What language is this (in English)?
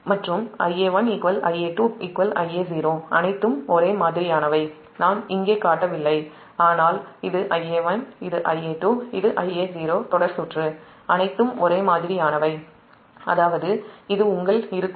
Tamil